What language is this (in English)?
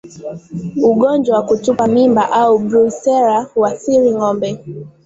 Swahili